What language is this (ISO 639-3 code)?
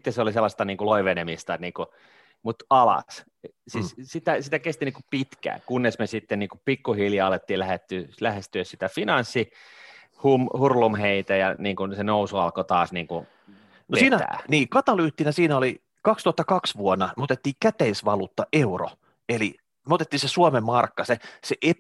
fin